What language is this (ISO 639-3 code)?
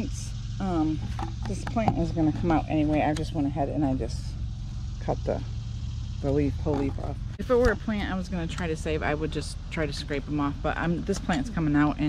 eng